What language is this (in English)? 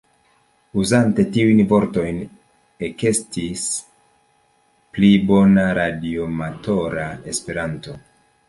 Esperanto